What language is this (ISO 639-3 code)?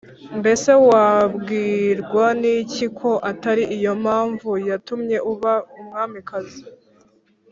kin